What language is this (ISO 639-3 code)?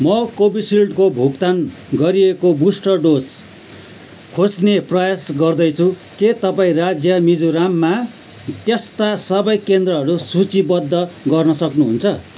nep